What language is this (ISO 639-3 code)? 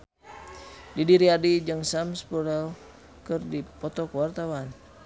sun